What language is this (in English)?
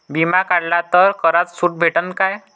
Marathi